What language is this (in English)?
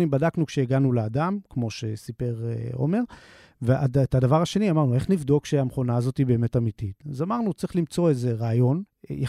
Hebrew